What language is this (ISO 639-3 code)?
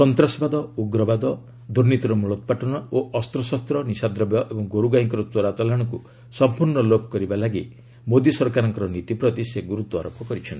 ori